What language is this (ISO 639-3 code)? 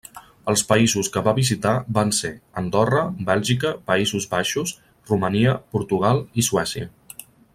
cat